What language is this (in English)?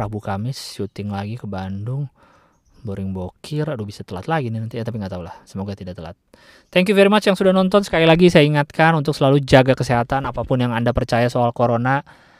Indonesian